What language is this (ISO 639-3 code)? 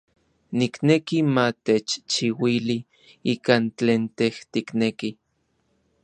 nlv